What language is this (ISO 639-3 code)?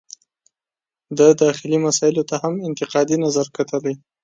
pus